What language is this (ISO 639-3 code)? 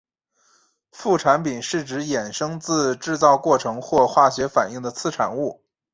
zho